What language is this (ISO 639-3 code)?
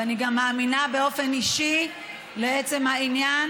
heb